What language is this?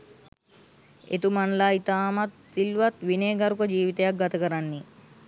Sinhala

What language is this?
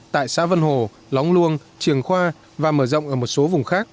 Vietnamese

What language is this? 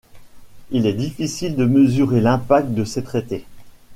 French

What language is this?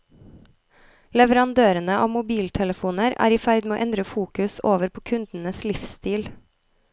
Norwegian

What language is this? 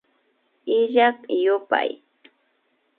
Imbabura Highland Quichua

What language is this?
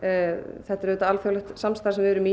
Icelandic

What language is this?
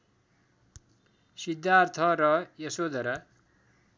Nepali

